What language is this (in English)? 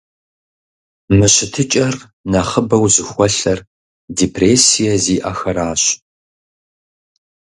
Kabardian